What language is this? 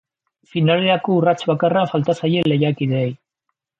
Basque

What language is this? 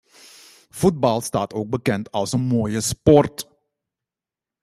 Dutch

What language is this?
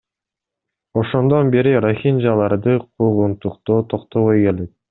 Kyrgyz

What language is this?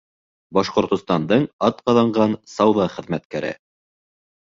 Bashkir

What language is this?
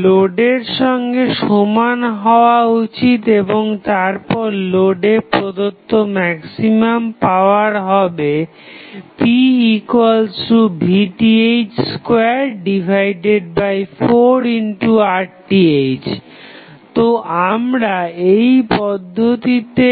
Bangla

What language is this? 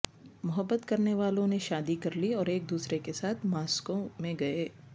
Urdu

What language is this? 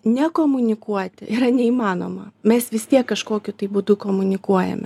Lithuanian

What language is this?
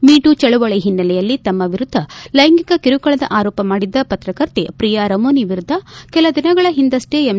Kannada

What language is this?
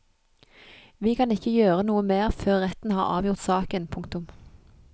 Norwegian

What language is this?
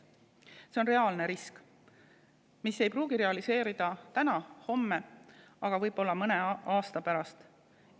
Estonian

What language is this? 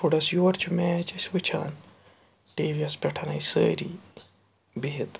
Kashmiri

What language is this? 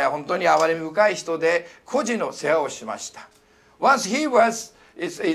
Japanese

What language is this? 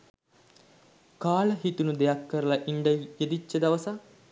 Sinhala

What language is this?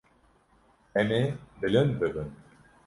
Kurdish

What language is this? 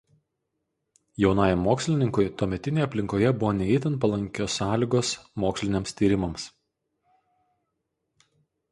Lithuanian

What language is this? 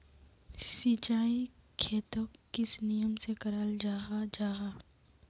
Magahi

